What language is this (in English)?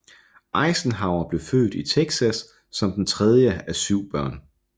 Danish